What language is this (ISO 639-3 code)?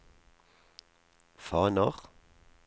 nor